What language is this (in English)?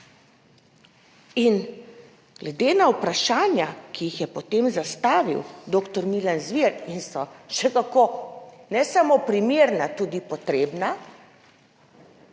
Slovenian